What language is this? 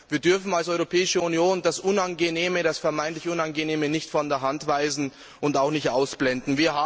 German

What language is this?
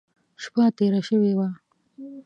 Pashto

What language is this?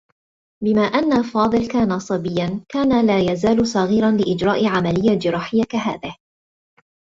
Arabic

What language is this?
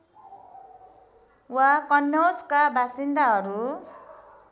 Nepali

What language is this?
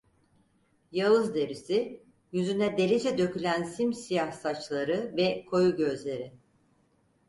Turkish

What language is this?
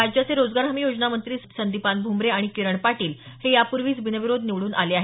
Marathi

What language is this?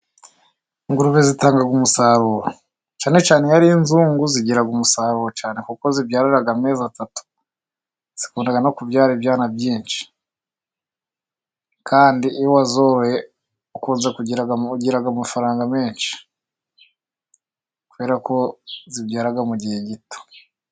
Kinyarwanda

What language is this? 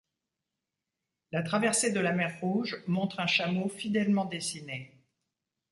French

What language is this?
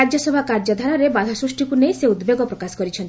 Odia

